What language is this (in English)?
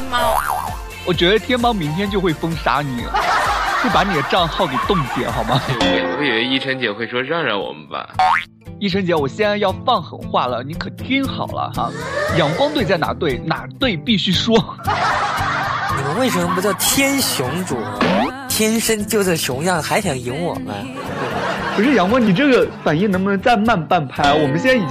Chinese